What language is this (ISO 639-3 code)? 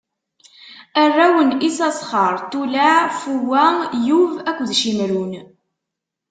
kab